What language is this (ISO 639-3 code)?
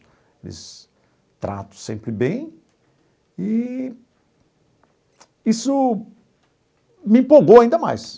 por